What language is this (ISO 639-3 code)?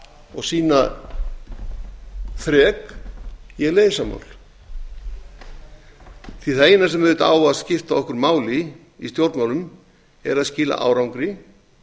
isl